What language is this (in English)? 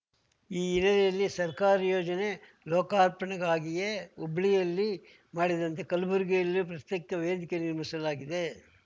Kannada